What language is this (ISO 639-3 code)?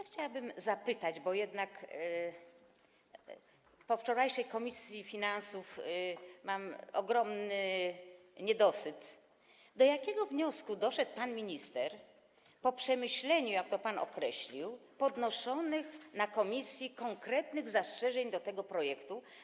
pol